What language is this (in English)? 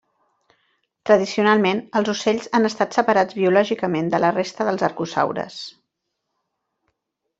Catalan